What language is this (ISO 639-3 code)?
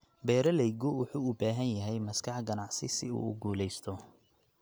som